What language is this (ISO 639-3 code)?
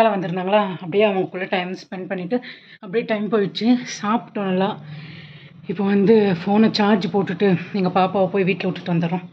tam